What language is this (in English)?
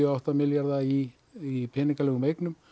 Icelandic